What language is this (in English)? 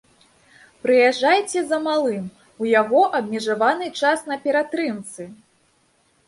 Belarusian